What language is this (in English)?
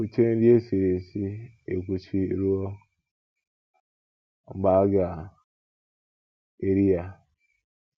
Igbo